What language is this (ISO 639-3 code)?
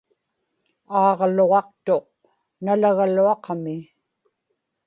ipk